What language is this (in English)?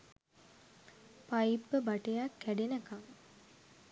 Sinhala